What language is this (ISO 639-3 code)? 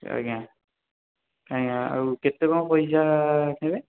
ori